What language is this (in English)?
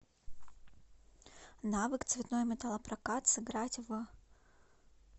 Russian